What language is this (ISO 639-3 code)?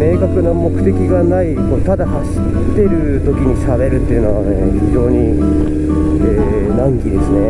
jpn